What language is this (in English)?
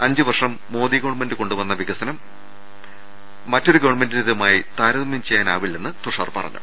Malayalam